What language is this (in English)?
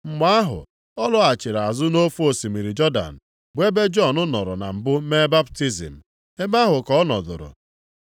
Igbo